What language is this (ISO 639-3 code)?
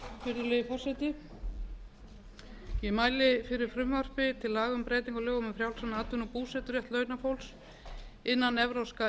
isl